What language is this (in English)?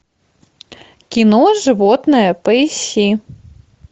Russian